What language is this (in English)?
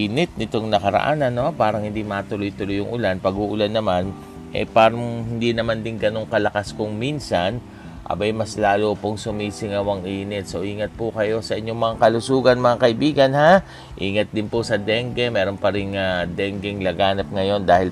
Filipino